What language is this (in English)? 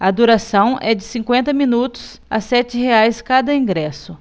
Portuguese